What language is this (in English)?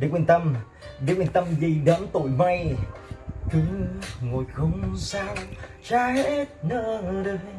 Vietnamese